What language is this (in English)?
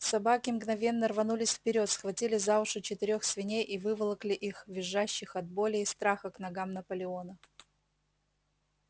Russian